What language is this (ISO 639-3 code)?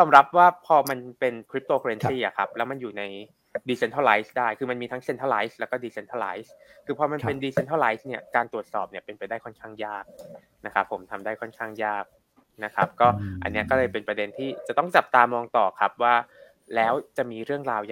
tha